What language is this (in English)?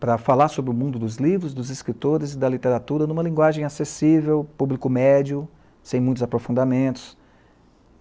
Portuguese